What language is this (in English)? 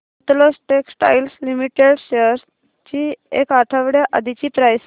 Marathi